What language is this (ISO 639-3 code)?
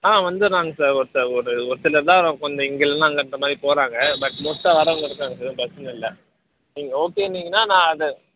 tam